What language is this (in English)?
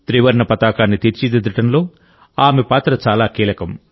Telugu